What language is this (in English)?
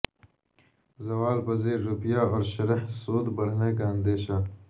Urdu